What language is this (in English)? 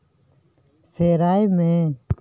Santali